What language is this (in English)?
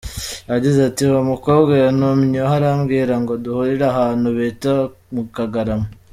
Kinyarwanda